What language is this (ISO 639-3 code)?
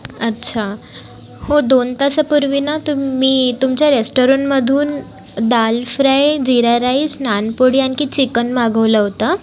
mar